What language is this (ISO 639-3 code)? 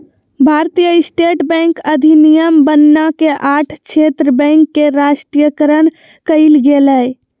mag